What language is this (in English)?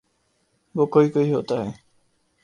Urdu